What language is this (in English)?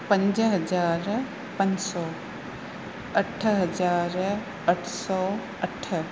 Sindhi